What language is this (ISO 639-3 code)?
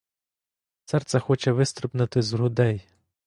ukr